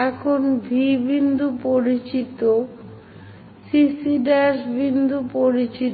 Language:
Bangla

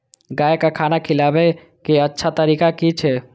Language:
Maithili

